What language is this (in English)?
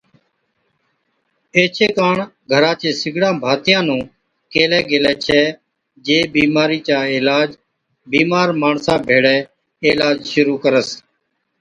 Od